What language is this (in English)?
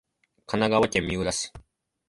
Japanese